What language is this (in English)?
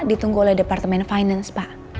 Indonesian